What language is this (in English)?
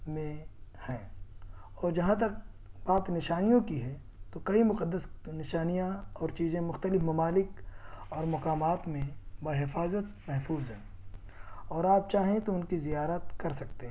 Urdu